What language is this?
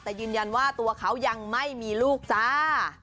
Thai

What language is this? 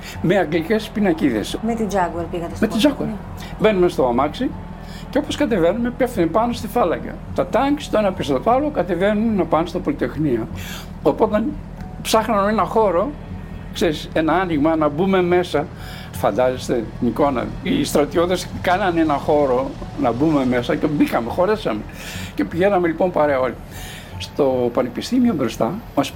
Greek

